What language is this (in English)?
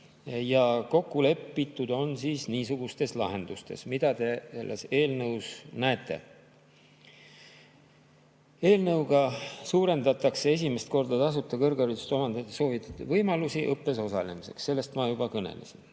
Estonian